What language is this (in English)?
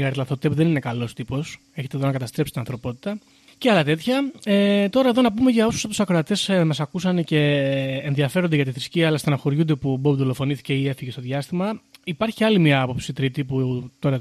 Greek